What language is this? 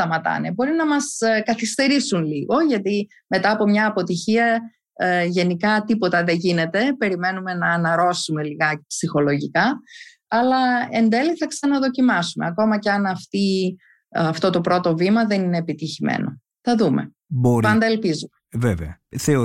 Greek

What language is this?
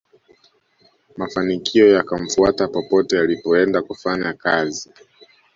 Swahili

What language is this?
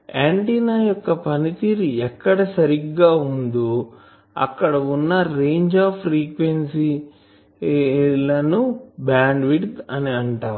Telugu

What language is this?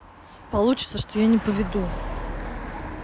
Russian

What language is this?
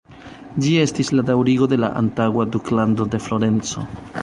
Esperanto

